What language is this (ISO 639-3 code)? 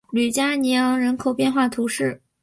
zho